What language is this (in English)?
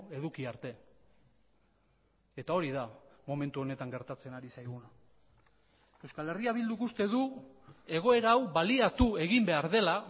Basque